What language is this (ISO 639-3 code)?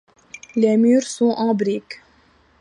fra